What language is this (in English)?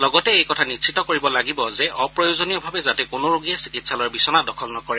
Assamese